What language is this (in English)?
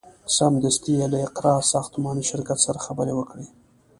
Pashto